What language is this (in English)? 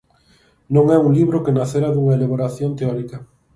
Galician